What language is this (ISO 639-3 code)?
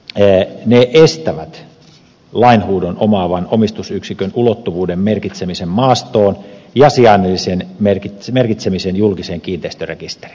fin